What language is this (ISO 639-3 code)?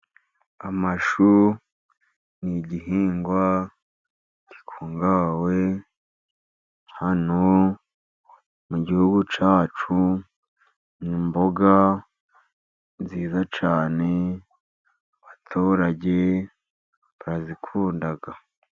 kin